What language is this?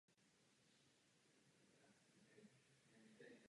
Czech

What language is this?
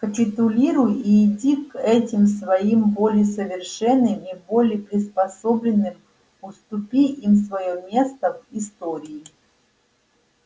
Russian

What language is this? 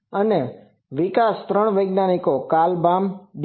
Gujarati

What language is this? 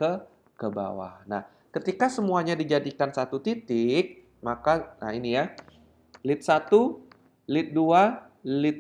Indonesian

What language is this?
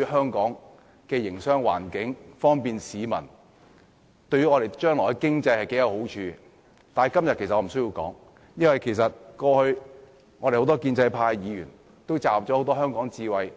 Cantonese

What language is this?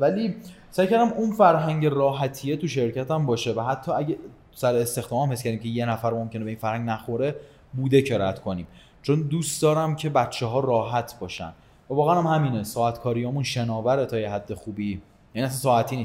Persian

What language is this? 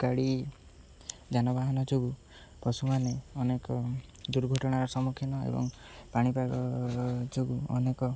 Odia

